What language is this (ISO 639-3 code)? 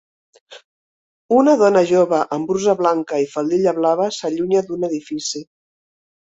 cat